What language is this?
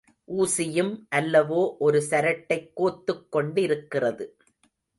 Tamil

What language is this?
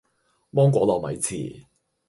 Cantonese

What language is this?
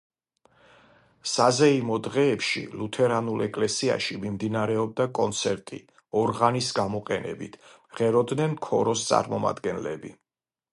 Georgian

